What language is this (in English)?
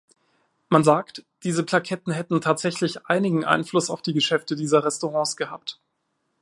German